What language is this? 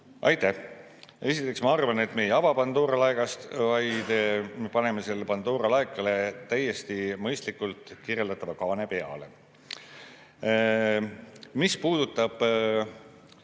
Estonian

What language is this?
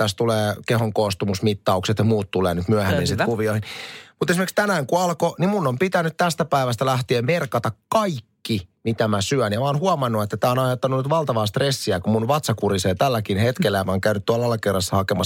Finnish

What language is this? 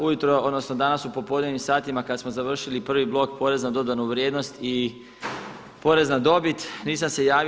Croatian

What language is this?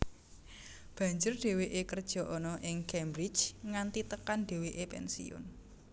Javanese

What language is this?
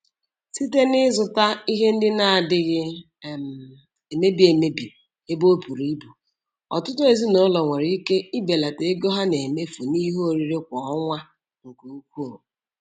Igbo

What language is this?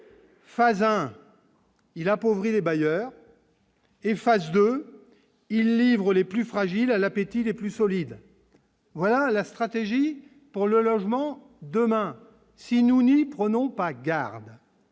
French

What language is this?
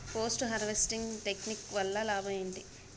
Telugu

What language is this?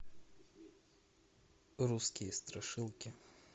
Russian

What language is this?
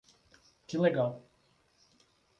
Portuguese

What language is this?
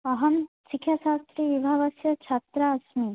Sanskrit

